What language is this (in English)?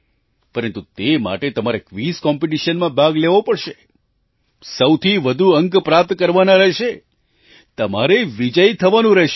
Gujarati